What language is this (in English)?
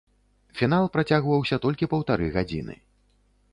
Belarusian